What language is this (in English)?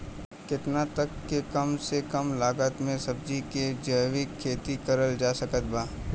Bhojpuri